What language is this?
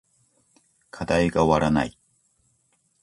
Japanese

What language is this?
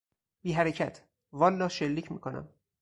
Persian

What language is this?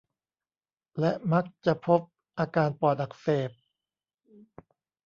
Thai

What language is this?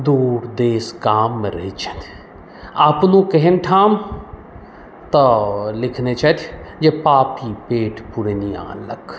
Maithili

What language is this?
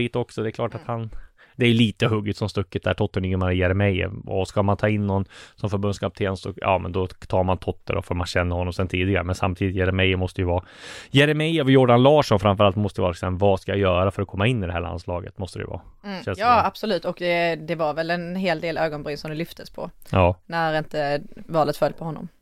Swedish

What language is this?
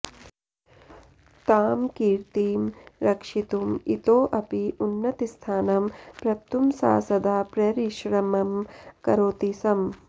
Sanskrit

